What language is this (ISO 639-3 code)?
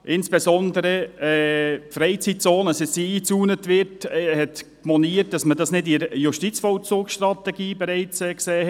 gsw